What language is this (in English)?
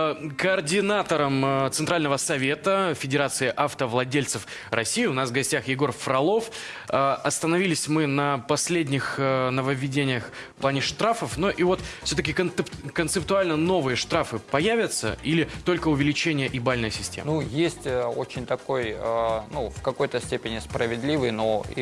Russian